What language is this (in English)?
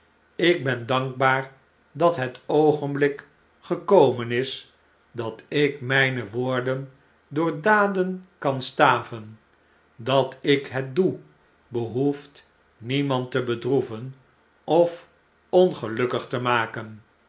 Dutch